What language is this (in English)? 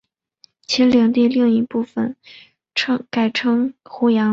Chinese